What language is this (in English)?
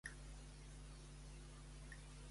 Catalan